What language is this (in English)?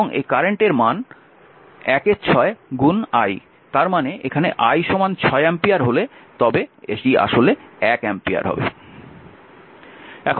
Bangla